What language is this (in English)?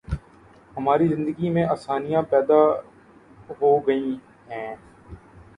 Urdu